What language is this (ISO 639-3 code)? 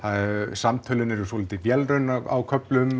isl